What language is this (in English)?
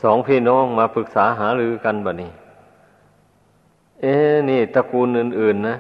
Thai